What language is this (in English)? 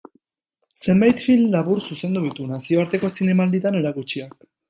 Basque